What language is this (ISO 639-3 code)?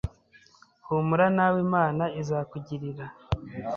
kin